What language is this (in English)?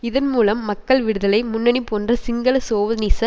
Tamil